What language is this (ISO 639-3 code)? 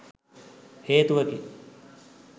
sin